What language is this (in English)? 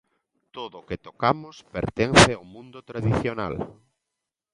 Galician